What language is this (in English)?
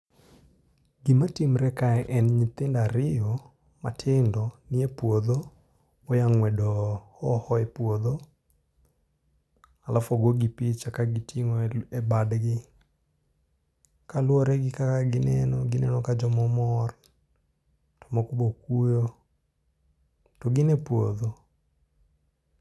Luo (Kenya and Tanzania)